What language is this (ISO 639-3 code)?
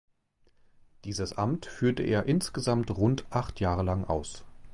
deu